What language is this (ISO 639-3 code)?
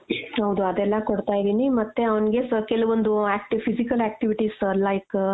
kan